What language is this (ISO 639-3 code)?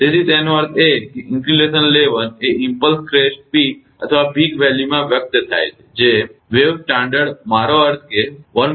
guj